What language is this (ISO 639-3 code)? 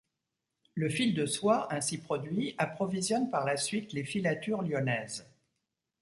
fra